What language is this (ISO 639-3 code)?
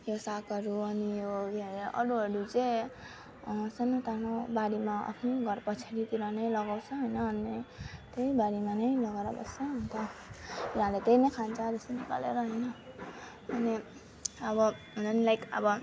nep